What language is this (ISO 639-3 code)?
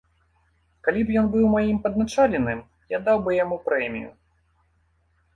bel